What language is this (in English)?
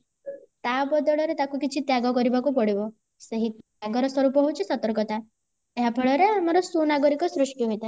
Odia